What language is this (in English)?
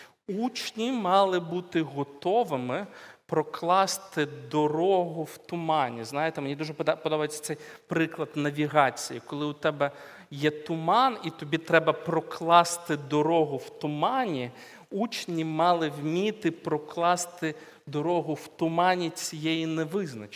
Ukrainian